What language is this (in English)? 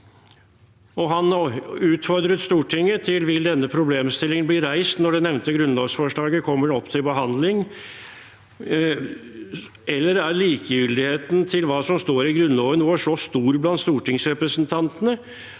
Norwegian